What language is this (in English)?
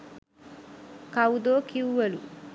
Sinhala